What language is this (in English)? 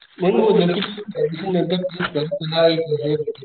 Marathi